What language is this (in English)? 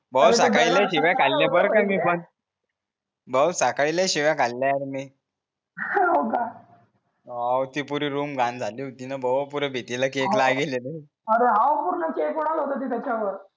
Marathi